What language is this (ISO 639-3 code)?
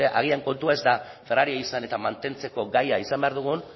eus